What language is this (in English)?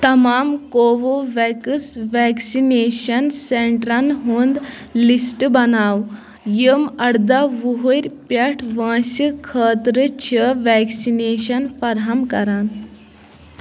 Kashmiri